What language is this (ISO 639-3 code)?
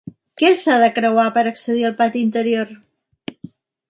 cat